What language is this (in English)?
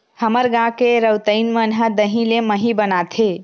Chhattisgarhi